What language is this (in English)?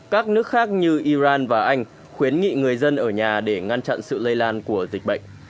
Vietnamese